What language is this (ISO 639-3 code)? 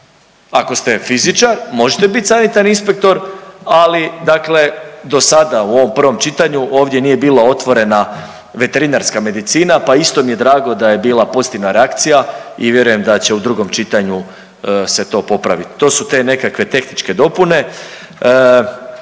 hrv